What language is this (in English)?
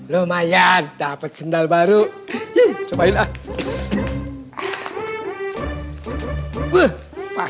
Indonesian